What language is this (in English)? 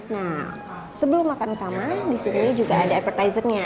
Indonesian